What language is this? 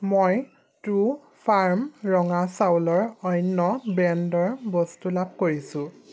Assamese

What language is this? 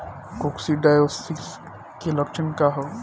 Bhojpuri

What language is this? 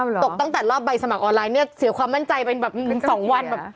Thai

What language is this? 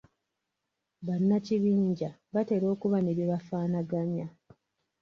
Ganda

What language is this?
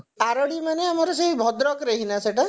Odia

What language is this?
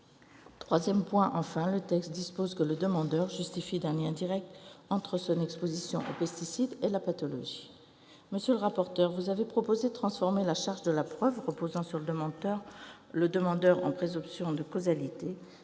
French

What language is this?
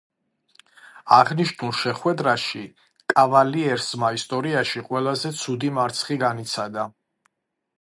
Georgian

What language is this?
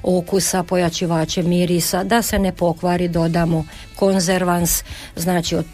Croatian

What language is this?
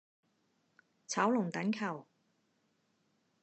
Cantonese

